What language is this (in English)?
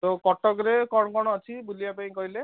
Odia